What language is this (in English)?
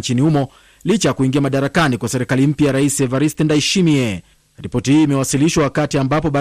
Swahili